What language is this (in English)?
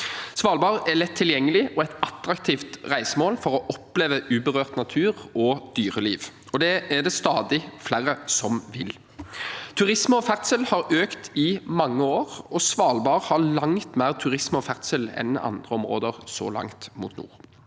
Norwegian